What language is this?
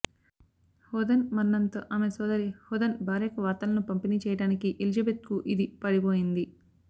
Telugu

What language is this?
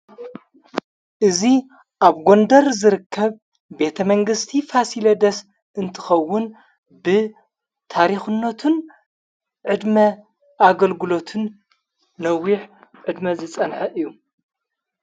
Tigrinya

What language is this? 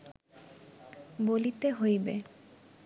Bangla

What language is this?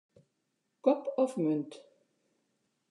Western Frisian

